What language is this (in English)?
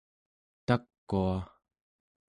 Central Yupik